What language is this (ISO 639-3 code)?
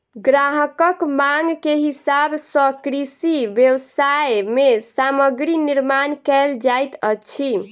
mai